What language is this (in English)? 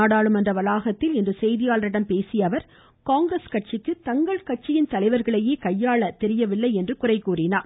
Tamil